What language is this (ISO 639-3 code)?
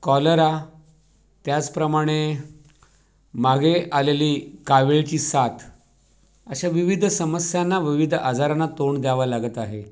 mar